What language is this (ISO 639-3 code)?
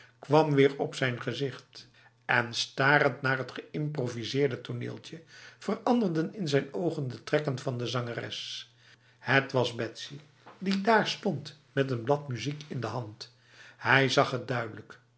nld